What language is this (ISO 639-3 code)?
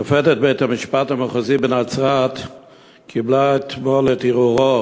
heb